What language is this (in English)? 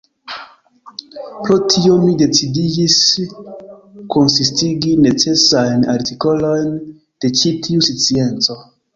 Esperanto